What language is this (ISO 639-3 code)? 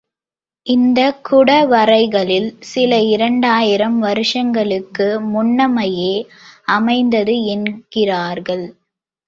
tam